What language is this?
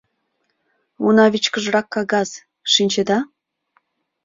Mari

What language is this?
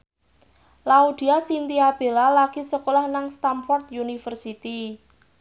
Javanese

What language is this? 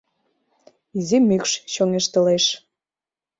Mari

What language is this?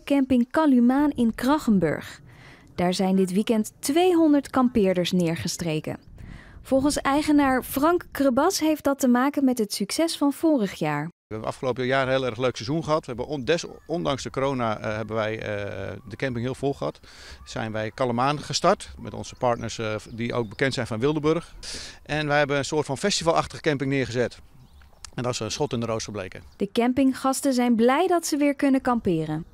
Dutch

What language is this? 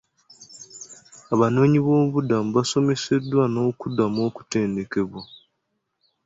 Ganda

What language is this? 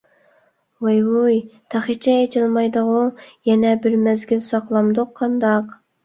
Uyghur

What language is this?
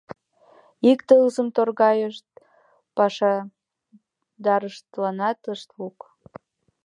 Mari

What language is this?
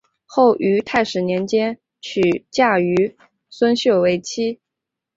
Chinese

